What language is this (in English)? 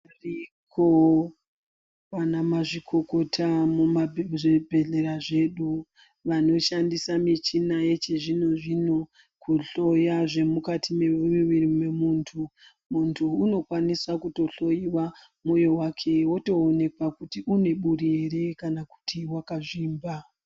Ndau